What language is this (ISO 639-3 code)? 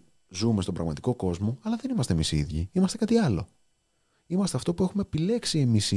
ell